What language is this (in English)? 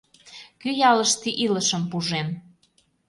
Mari